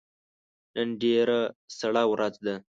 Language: Pashto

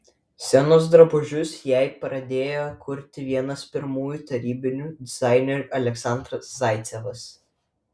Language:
Lithuanian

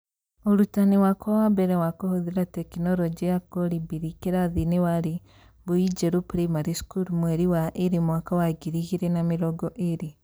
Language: Kikuyu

